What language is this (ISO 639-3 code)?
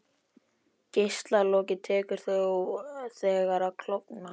isl